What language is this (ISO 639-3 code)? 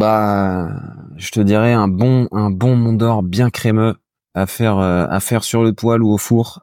fra